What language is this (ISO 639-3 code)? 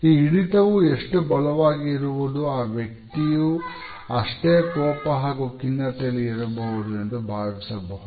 kan